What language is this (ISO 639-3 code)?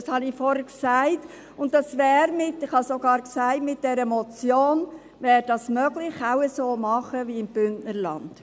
gsw